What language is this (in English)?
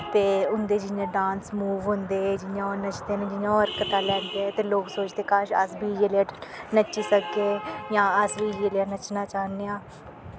Dogri